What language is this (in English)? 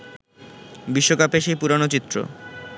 Bangla